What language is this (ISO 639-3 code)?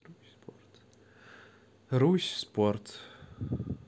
rus